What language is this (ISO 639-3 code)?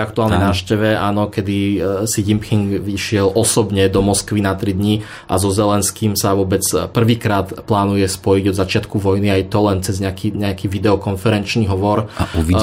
slk